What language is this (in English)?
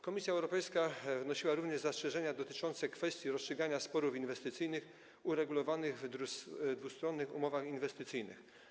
Polish